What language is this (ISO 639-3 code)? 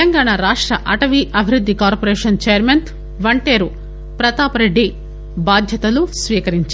tel